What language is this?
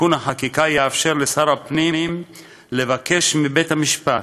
Hebrew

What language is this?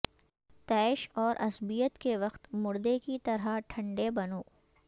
Urdu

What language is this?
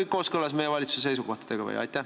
Estonian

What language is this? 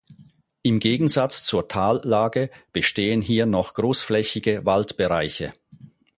German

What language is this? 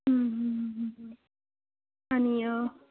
Marathi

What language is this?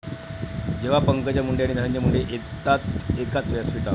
Marathi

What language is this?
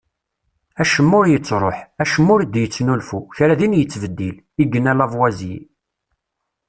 Kabyle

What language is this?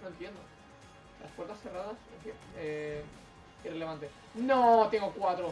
Spanish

